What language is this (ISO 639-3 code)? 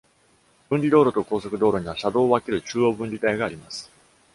jpn